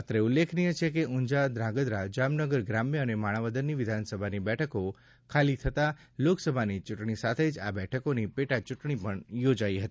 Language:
Gujarati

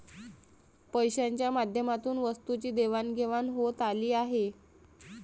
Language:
Marathi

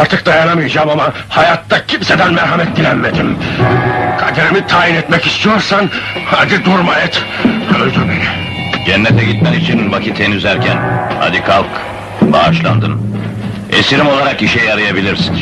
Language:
Turkish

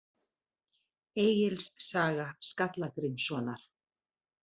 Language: Icelandic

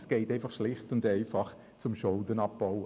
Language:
Swiss German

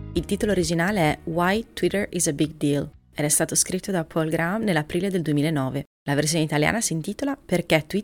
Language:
Italian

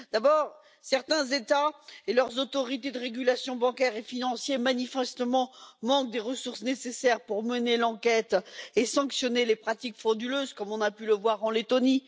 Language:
French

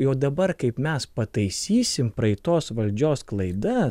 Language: Lithuanian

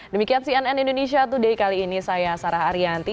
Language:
Indonesian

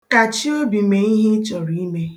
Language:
Igbo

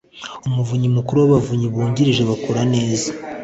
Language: Kinyarwanda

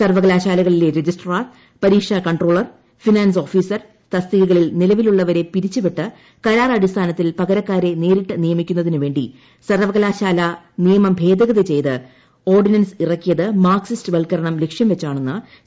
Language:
Malayalam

